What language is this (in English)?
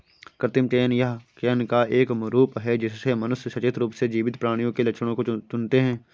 Hindi